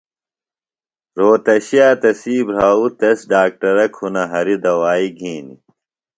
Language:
Phalura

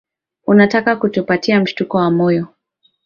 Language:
Swahili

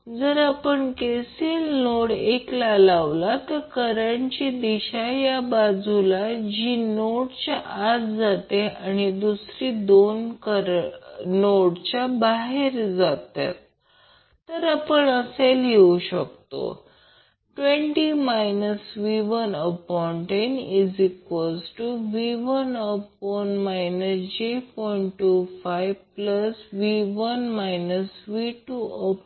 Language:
Marathi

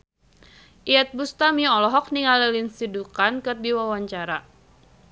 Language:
Sundanese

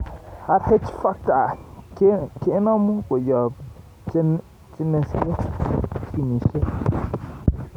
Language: Kalenjin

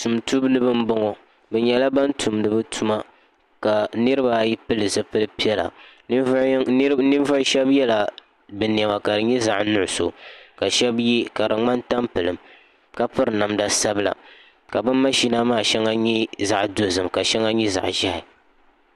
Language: Dagbani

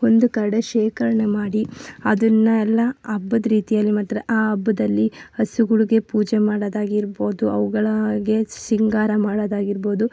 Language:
Kannada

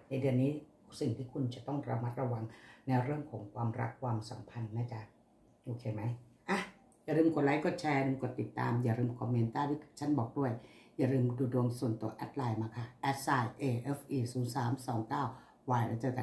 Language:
Thai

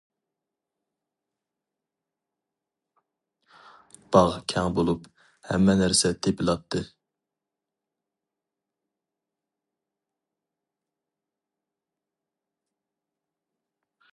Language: Uyghur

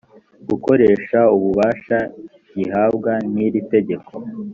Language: Kinyarwanda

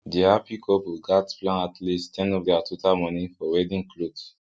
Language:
Nigerian Pidgin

